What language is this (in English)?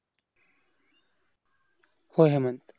Marathi